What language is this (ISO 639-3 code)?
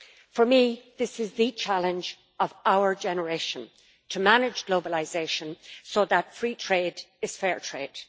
eng